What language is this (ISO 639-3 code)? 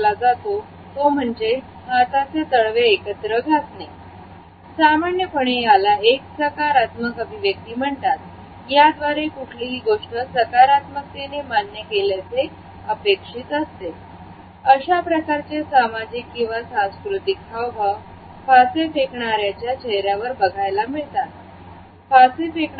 mar